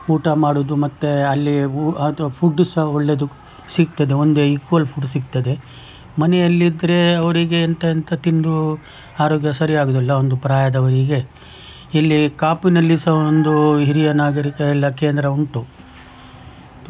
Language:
Kannada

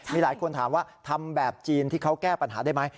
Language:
Thai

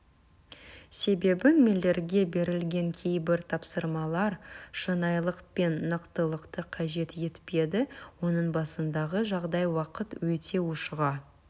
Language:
Kazakh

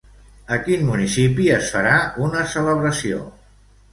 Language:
Catalan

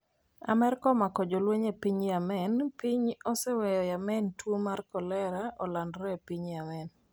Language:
Luo (Kenya and Tanzania)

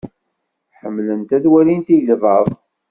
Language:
Kabyle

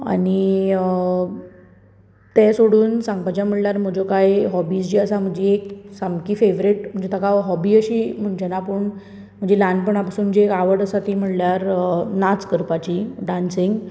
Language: Konkani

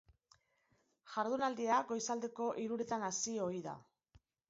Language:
Basque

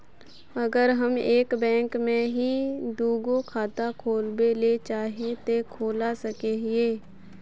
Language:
Magahi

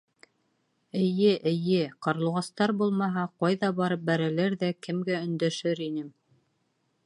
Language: Bashkir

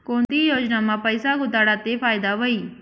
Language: Marathi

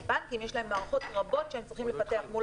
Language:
Hebrew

